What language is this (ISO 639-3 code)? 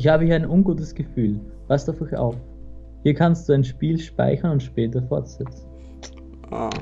deu